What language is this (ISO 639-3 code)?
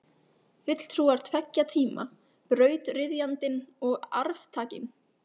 isl